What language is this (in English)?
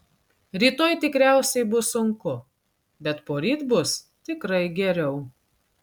Lithuanian